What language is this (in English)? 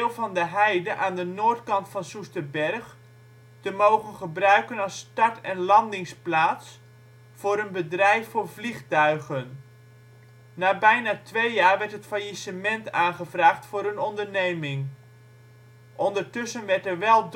Dutch